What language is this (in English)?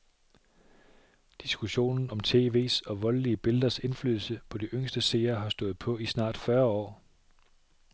Danish